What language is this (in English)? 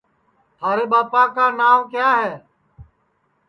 Sansi